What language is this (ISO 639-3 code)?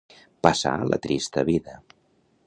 cat